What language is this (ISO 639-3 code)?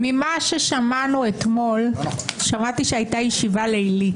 heb